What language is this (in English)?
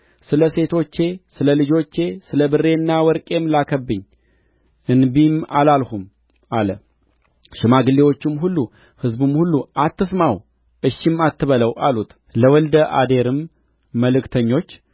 Amharic